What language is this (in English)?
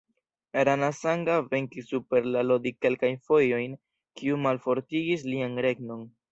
Esperanto